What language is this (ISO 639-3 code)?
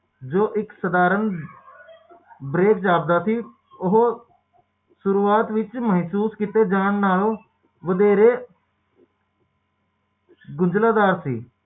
pan